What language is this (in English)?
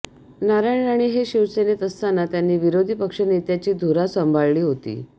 Marathi